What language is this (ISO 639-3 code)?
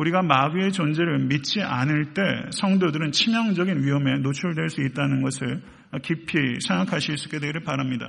kor